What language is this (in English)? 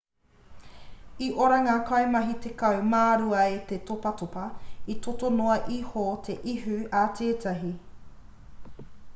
Māori